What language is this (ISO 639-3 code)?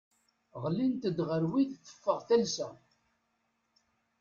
kab